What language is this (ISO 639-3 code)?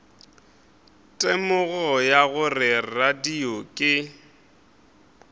nso